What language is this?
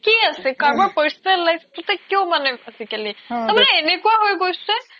Assamese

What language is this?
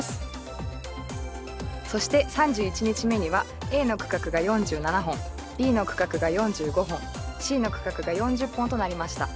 Japanese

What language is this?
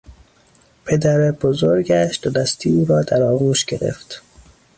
Persian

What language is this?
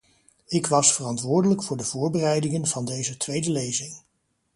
Dutch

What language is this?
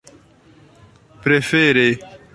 Esperanto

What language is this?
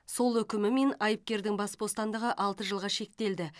Kazakh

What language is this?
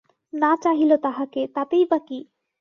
Bangla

